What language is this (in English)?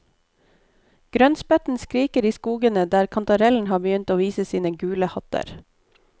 Norwegian